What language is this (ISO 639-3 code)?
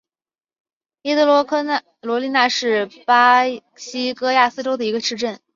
zho